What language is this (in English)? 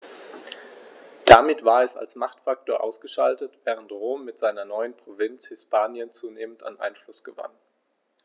German